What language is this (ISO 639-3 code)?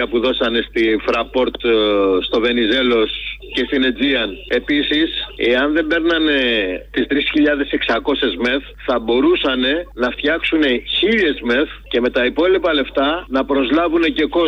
ell